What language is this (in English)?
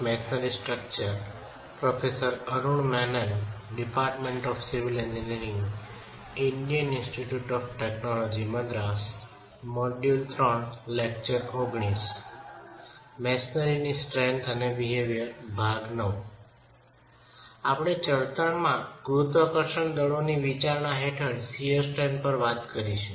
Gujarati